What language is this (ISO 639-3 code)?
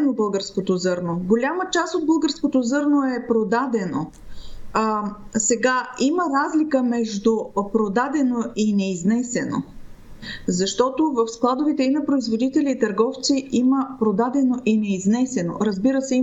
bul